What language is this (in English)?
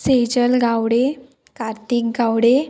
Konkani